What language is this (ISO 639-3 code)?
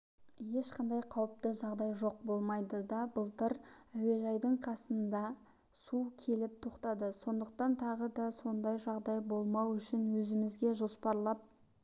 kaz